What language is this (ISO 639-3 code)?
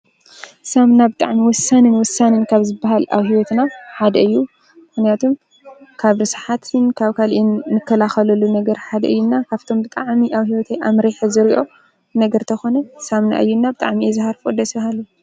tir